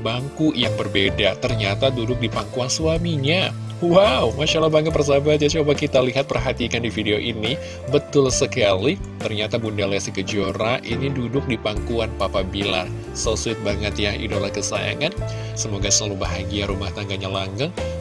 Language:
Indonesian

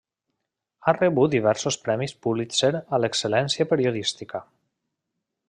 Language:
Catalan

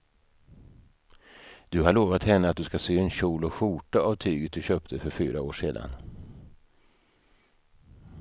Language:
Swedish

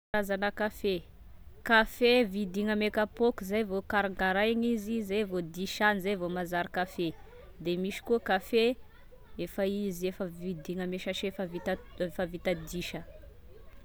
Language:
Tesaka Malagasy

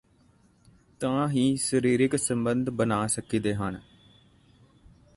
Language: Punjabi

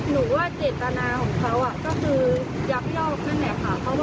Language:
Thai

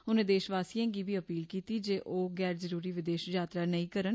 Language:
Dogri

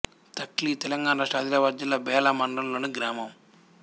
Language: Telugu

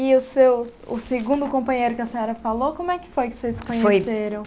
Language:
Portuguese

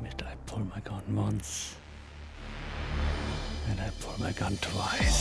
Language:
German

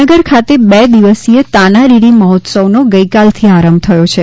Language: Gujarati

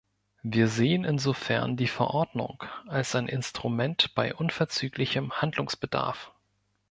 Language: German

